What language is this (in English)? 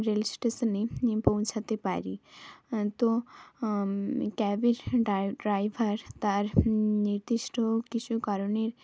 Bangla